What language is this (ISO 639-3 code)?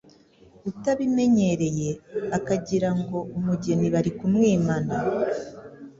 kin